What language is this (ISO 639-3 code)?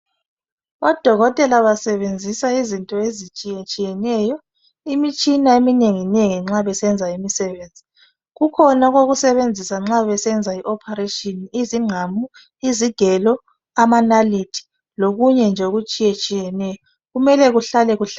nde